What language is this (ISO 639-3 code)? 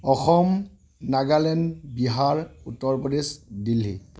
asm